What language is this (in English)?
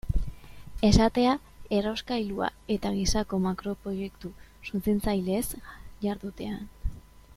Basque